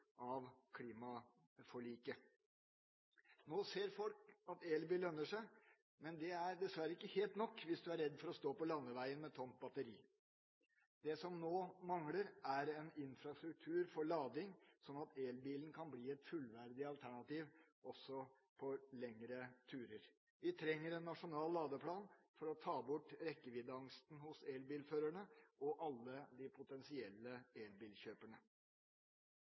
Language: Norwegian Bokmål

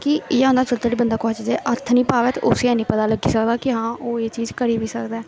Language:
Dogri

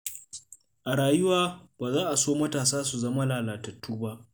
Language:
Hausa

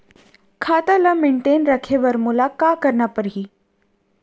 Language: Chhattisgarhi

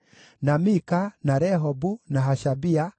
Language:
Kikuyu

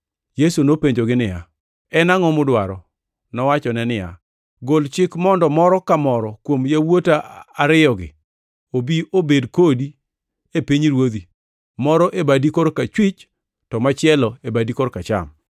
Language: Luo (Kenya and Tanzania)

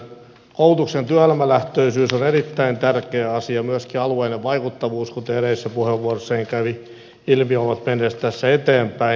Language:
Finnish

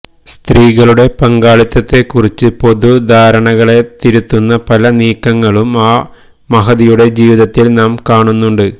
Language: Malayalam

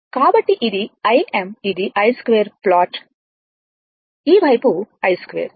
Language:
Telugu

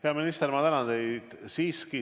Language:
Estonian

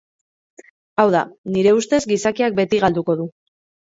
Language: Basque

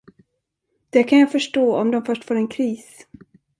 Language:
Swedish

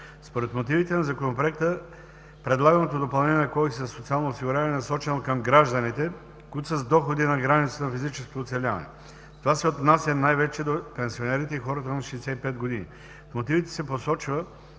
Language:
Bulgarian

